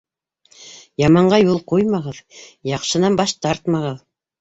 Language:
Bashkir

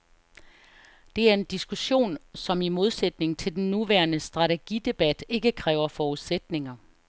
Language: Danish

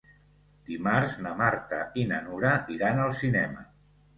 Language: Catalan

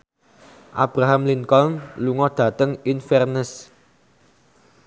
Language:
Javanese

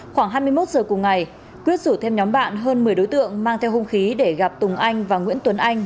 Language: Vietnamese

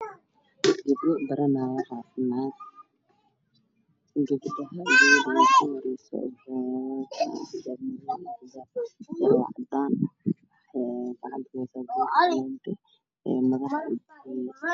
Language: Somali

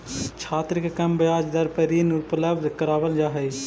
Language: Magahi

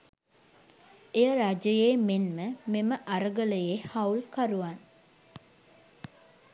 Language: Sinhala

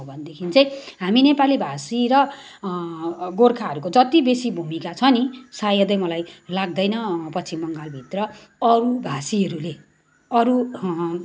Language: Nepali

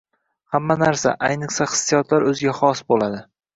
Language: Uzbek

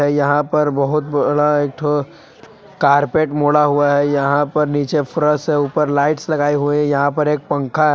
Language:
Hindi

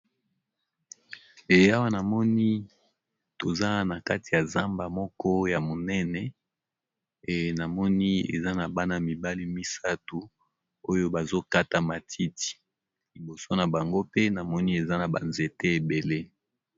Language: Lingala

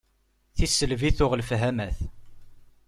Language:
Kabyle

